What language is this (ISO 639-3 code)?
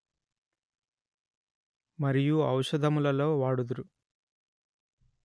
tel